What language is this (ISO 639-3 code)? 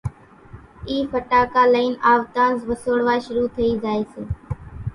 gjk